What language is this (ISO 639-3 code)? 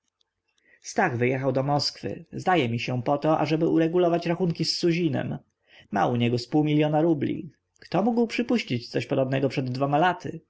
pol